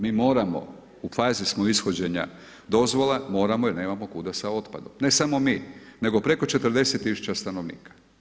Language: Croatian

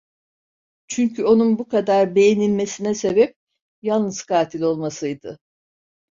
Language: Turkish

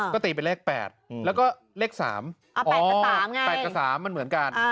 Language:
Thai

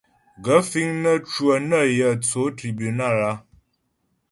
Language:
Ghomala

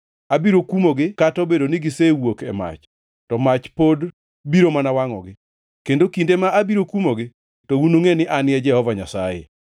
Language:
Luo (Kenya and Tanzania)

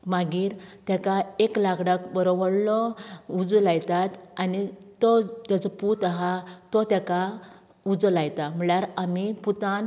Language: Konkani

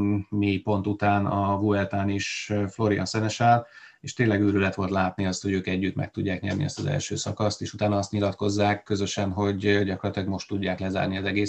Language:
Hungarian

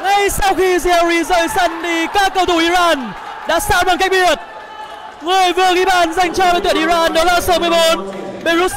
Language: Vietnamese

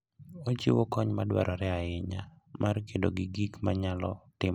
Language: Luo (Kenya and Tanzania)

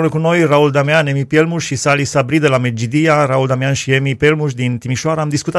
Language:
Romanian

